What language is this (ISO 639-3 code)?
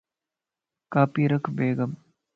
lss